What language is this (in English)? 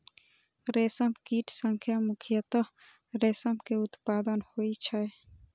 Maithili